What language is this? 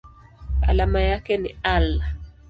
Swahili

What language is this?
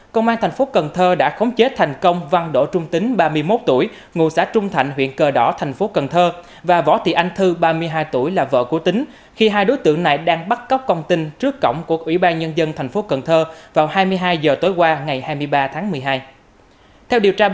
Vietnamese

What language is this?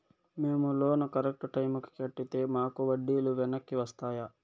Telugu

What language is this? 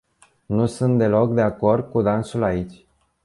Romanian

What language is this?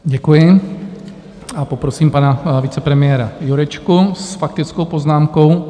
Czech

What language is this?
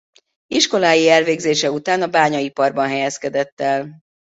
Hungarian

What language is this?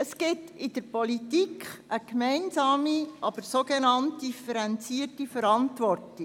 Swiss German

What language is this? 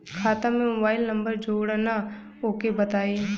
Bhojpuri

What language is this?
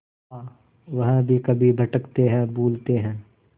Hindi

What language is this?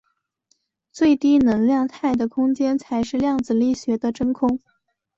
Chinese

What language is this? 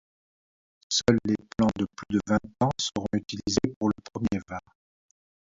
French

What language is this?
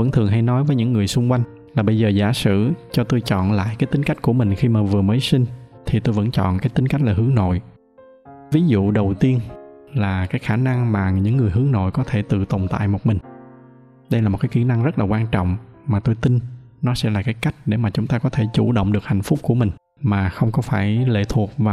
Vietnamese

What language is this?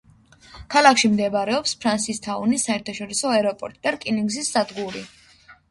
Georgian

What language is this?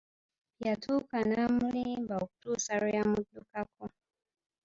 Ganda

